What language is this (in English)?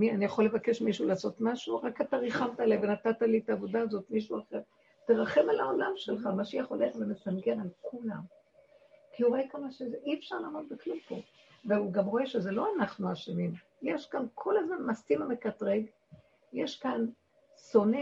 Hebrew